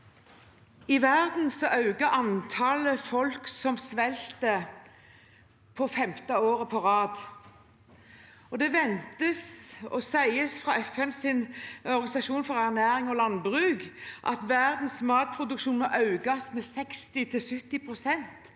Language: Norwegian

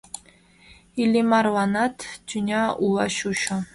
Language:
Mari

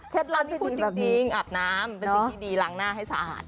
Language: Thai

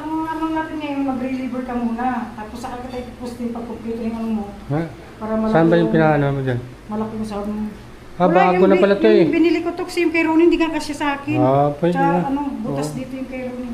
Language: Filipino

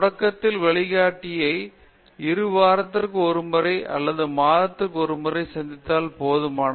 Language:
Tamil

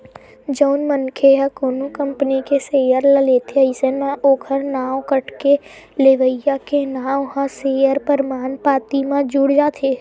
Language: Chhattisgarhi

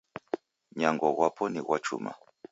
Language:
Taita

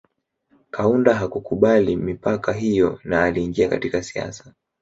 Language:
Swahili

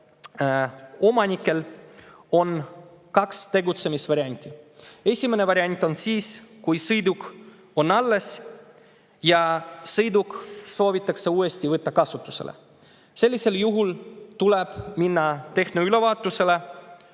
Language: Estonian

